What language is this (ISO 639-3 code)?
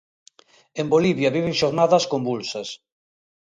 glg